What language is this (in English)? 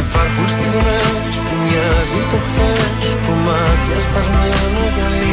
Greek